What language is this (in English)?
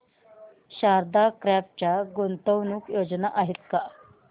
Marathi